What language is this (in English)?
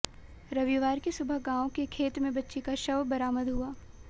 Hindi